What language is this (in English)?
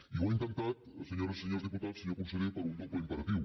Catalan